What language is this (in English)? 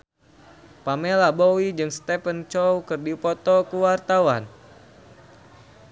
Sundanese